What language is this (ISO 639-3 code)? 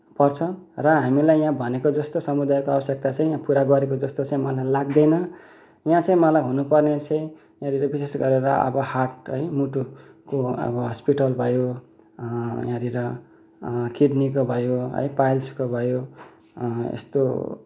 nep